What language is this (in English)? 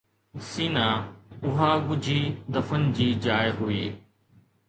Sindhi